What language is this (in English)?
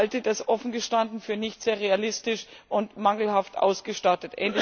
German